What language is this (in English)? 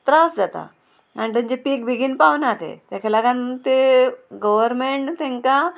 Konkani